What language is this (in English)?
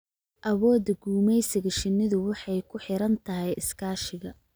Somali